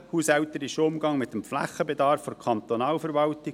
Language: Swiss German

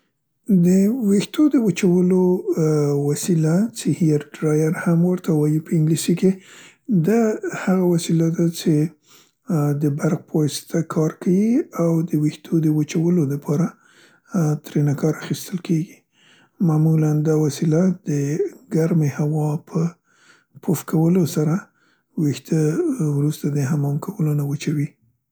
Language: Central Pashto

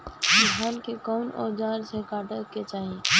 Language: Bhojpuri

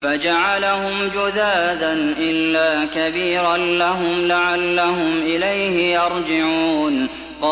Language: Arabic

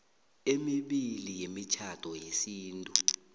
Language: South Ndebele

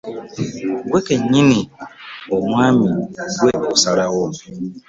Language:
Ganda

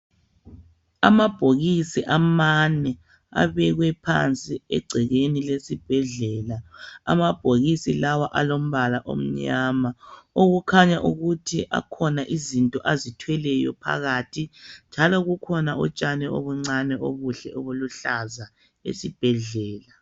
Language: North Ndebele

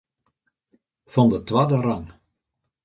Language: Western Frisian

